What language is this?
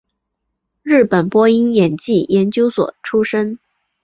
Chinese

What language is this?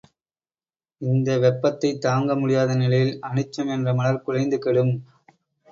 Tamil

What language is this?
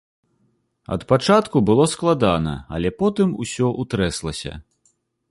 Belarusian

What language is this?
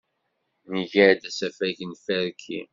Kabyle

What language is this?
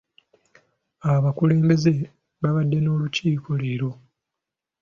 Ganda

